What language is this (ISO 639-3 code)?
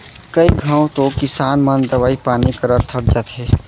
hne